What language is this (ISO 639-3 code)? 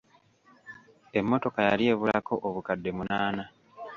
lug